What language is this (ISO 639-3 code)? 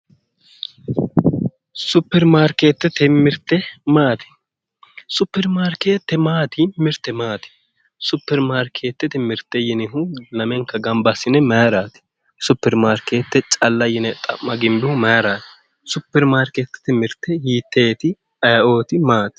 sid